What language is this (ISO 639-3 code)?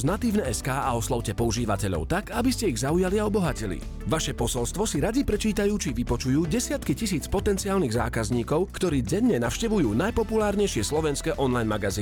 slk